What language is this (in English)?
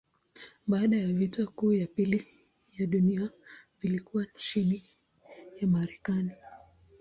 Swahili